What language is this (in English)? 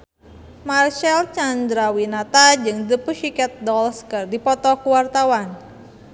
Sundanese